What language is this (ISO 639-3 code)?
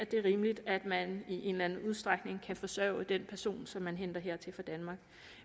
dan